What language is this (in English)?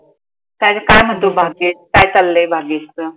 Marathi